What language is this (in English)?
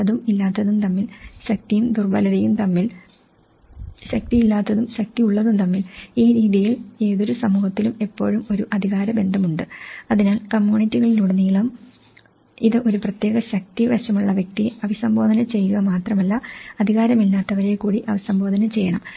Malayalam